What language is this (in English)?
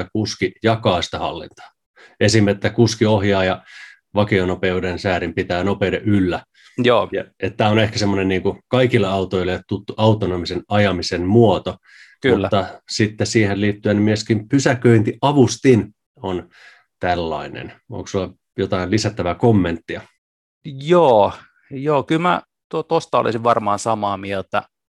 Finnish